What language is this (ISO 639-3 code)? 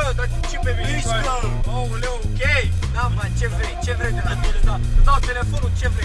ron